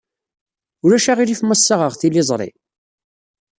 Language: Kabyle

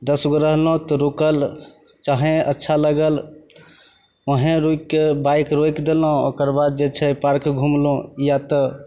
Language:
Maithili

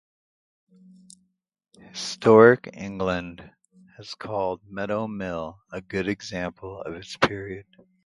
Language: English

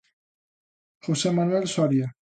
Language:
Galician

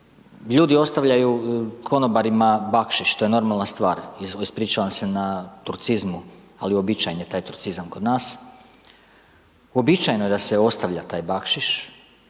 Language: Croatian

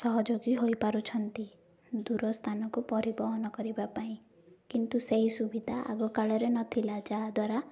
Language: Odia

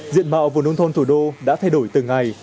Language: Vietnamese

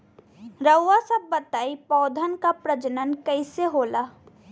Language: Bhojpuri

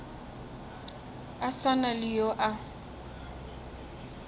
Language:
Northern Sotho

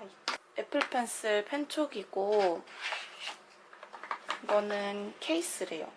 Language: Korean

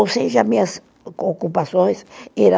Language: Portuguese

